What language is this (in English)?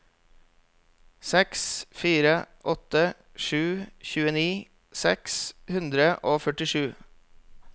Norwegian